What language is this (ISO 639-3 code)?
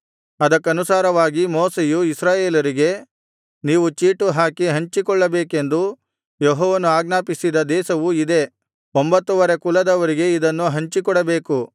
kan